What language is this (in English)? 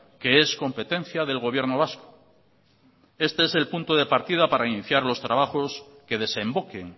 Spanish